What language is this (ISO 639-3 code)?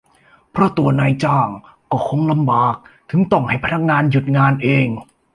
tha